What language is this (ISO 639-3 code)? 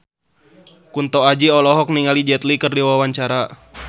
sun